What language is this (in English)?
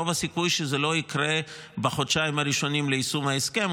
Hebrew